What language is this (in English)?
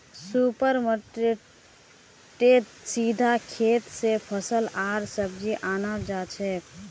Magahi